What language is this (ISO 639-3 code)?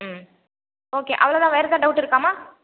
tam